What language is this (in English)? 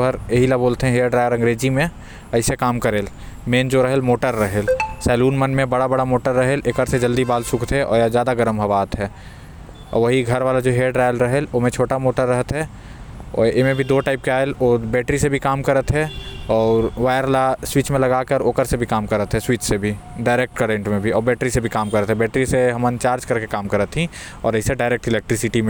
Korwa